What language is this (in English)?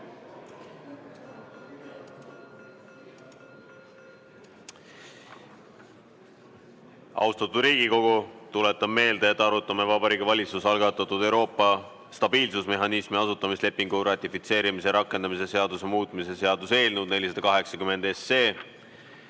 Estonian